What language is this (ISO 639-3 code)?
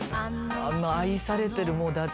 jpn